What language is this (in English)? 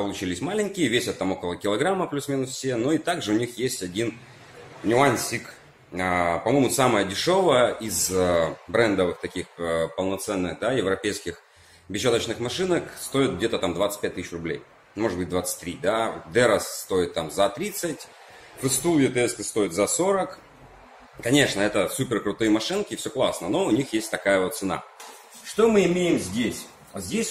Russian